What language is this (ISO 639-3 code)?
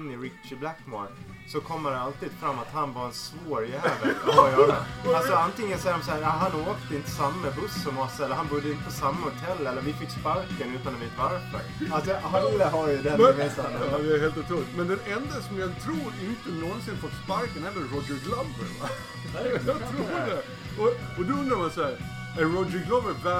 swe